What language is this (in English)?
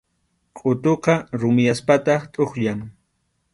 Arequipa-La Unión Quechua